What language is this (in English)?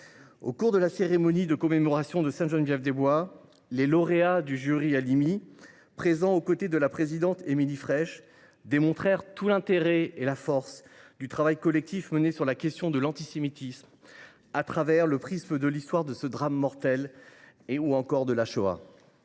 French